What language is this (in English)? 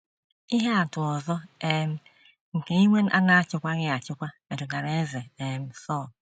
Igbo